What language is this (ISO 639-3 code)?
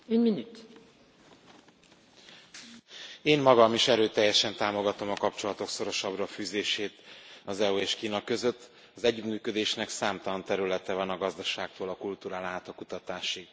hun